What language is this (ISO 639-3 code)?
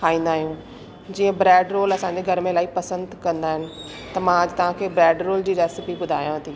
snd